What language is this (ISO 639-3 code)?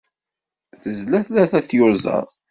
kab